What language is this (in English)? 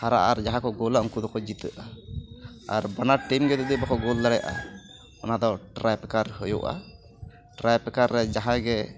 Santali